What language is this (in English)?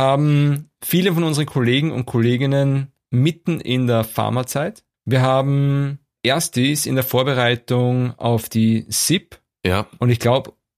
German